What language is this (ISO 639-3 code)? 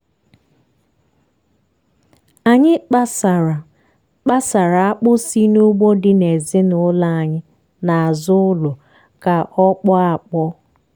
ibo